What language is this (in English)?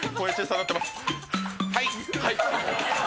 Japanese